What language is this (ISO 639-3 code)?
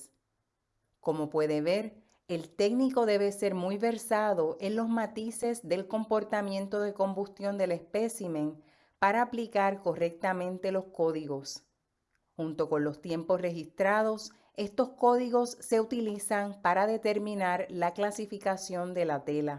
spa